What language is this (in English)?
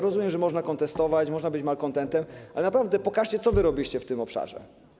Polish